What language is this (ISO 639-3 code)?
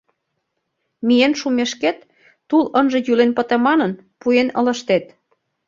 chm